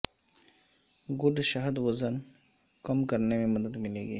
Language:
Urdu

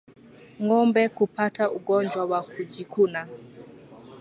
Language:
Swahili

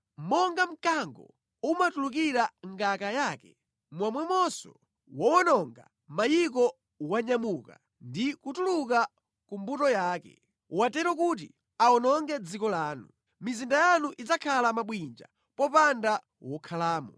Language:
Nyanja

